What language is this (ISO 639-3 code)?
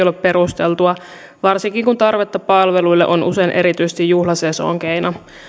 fin